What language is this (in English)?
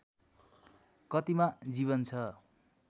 Nepali